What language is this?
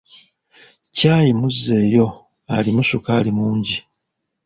Ganda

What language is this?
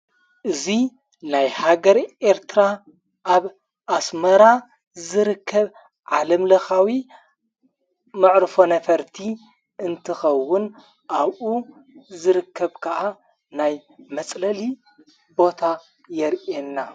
Tigrinya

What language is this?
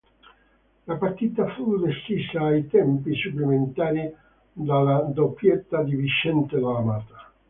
Italian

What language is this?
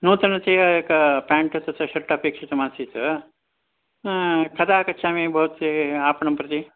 Sanskrit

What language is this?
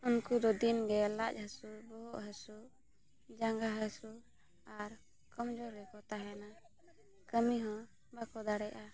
Santali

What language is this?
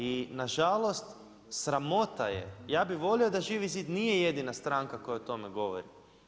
Croatian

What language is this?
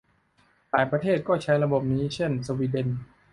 Thai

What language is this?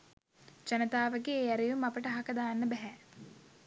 Sinhala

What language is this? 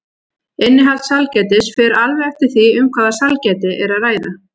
Icelandic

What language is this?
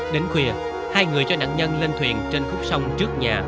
Vietnamese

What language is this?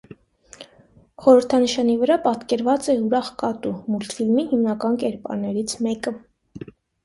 Armenian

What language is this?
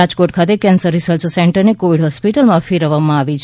Gujarati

